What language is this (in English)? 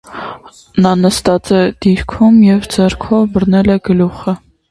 Armenian